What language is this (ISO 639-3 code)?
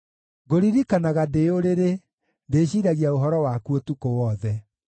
kik